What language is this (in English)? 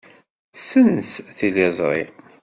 Kabyle